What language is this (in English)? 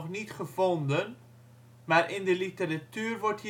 Dutch